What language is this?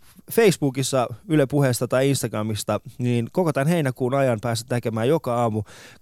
Finnish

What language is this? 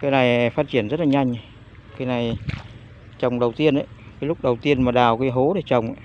Vietnamese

